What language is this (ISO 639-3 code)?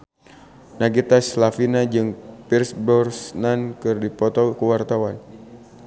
sun